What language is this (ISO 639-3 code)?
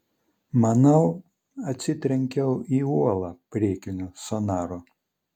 lit